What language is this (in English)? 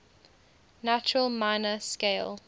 English